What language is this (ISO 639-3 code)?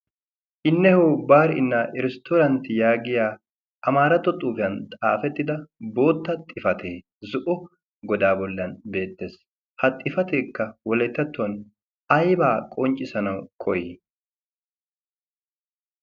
wal